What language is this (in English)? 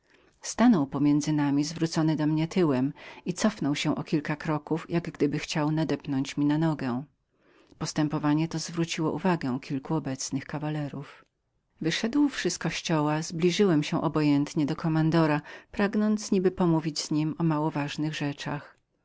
Polish